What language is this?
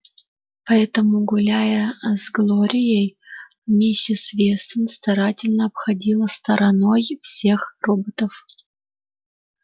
Russian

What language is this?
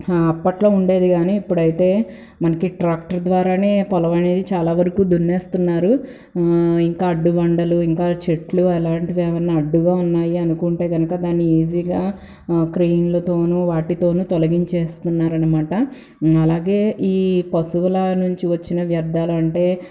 Telugu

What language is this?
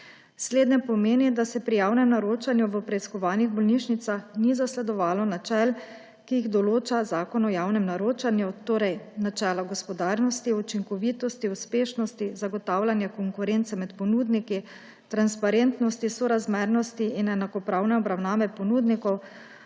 Slovenian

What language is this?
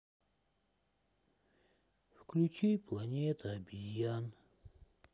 Russian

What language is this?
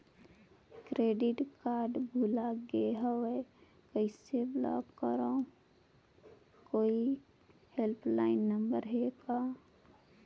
Chhattisgarhi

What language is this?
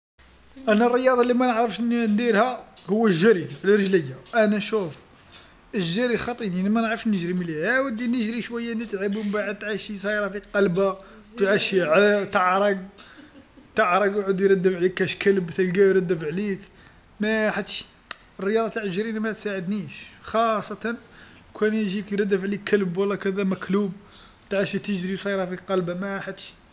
Algerian Arabic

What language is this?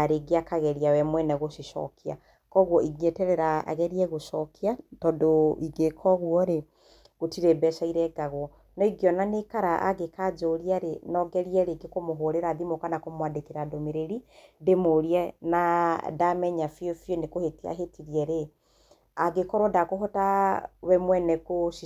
Kikuyu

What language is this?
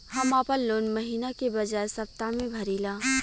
Bhojpuri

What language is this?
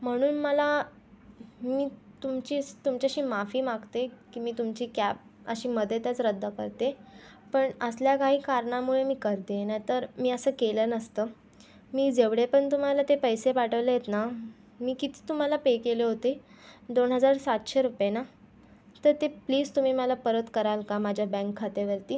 Marathi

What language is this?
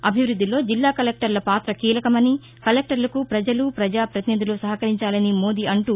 Telugu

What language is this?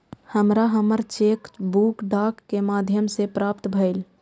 Maithili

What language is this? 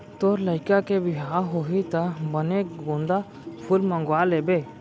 Chhattisgarhi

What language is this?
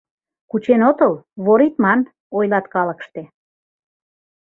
Mari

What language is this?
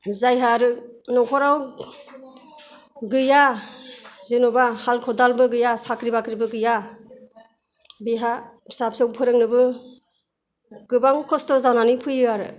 Bodo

